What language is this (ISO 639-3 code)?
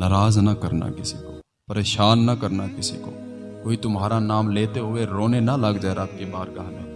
urd